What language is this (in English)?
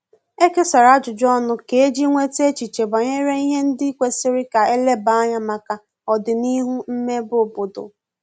Igbo